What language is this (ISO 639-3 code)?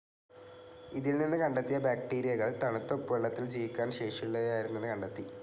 mal